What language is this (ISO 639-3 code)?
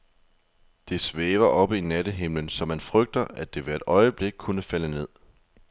dan